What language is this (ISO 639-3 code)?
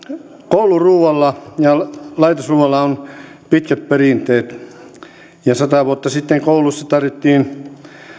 fin